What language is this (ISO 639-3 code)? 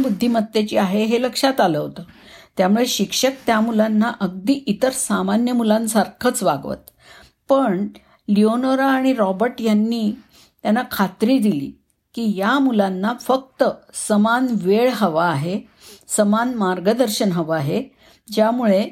mar